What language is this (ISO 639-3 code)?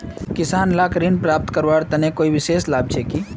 mag